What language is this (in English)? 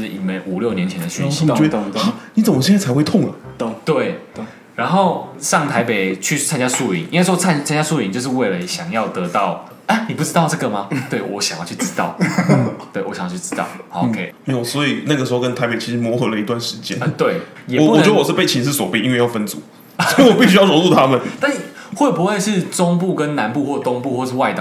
Chinese